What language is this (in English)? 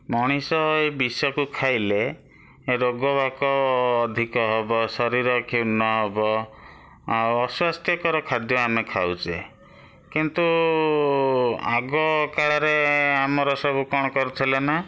Odia